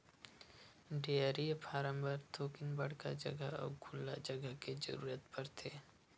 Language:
Chhattisgarhi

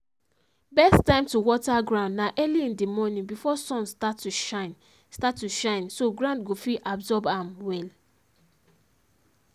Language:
Nigerian Pidgin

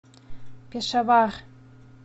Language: Russian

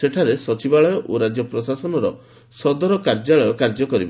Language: Odia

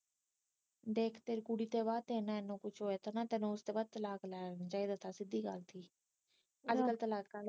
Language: Punjabi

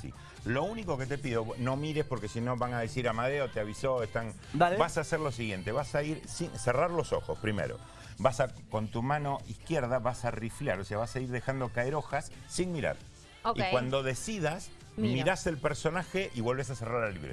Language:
Spanish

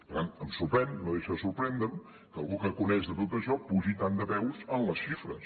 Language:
Catalan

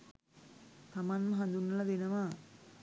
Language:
Sinhala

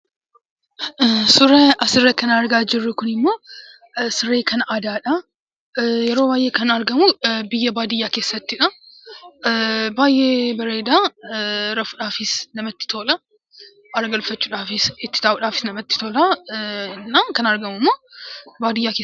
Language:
Oromo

